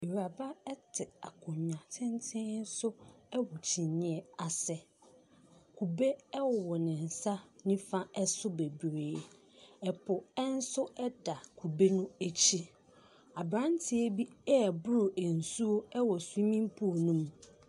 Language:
Akan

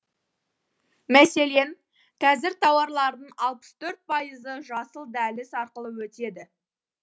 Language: Kazakh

